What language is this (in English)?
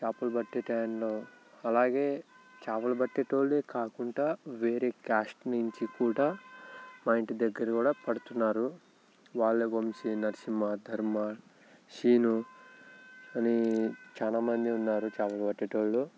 Telugu